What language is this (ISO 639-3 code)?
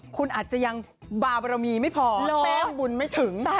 tha